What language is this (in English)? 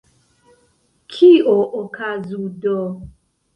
Esperanto